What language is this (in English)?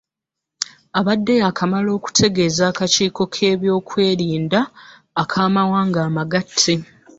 Ganda